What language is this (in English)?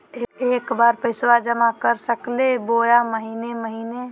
Magahi